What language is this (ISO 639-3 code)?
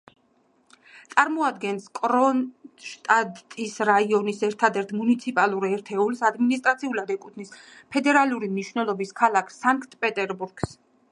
kat